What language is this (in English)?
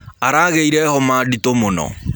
Kikuyu